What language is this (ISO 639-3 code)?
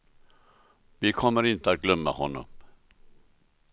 swe